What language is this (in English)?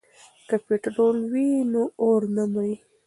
Pashto